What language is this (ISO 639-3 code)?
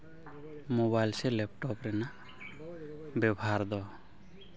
sat